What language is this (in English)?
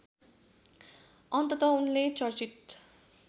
Nepali